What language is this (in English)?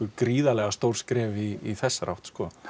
Icelandic